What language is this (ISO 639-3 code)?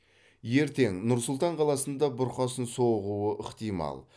kaz